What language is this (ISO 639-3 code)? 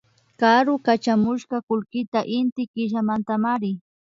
qvi